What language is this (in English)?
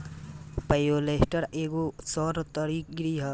Bhojpuri